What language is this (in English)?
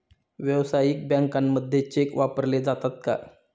Marathi